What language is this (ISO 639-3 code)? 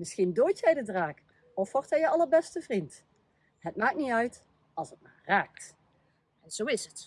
nld